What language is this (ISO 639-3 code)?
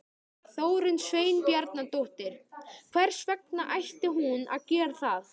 isl